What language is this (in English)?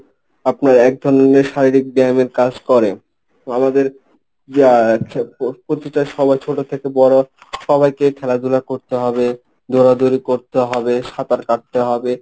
Bangla